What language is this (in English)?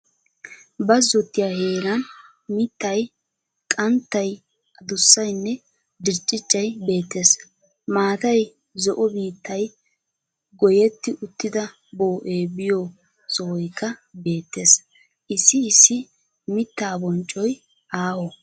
Wolaytta